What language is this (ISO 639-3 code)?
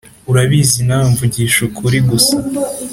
kin